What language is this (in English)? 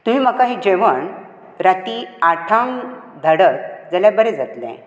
Konkani